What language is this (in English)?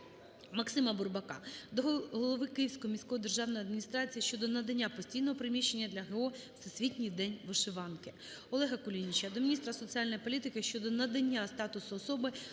Ukrainian